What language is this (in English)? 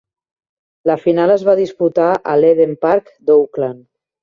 Catalan